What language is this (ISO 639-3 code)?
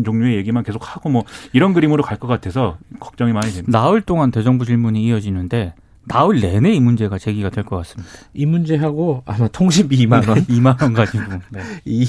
kor